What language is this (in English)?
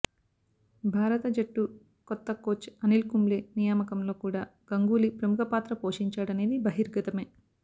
Telugu